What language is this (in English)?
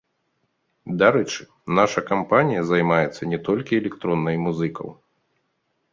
Belarusian